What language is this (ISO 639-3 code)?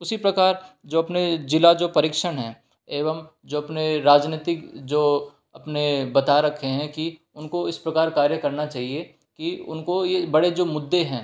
hin